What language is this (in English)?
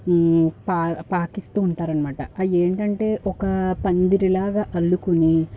Telugu